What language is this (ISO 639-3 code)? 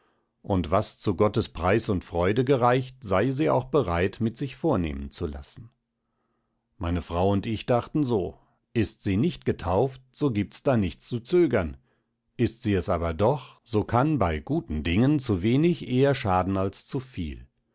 deu